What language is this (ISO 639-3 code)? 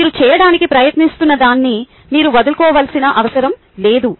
tel